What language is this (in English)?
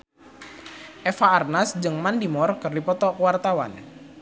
Sundanese